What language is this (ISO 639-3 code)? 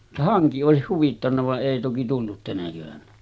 fin